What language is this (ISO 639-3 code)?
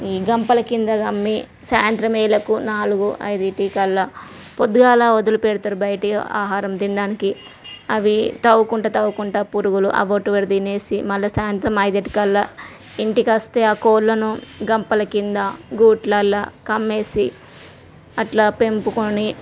tel